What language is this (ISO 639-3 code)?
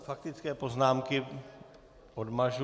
ces